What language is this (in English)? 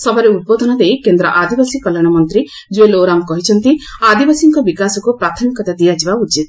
Odia